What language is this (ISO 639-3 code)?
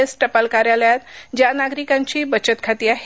mar